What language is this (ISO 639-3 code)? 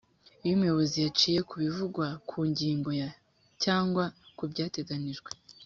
kin